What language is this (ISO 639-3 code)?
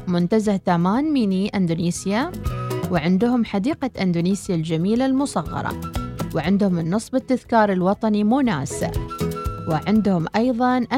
ara